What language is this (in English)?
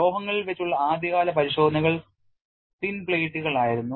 Malayalam